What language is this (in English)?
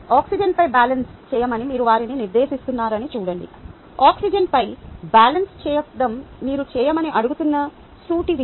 Telugu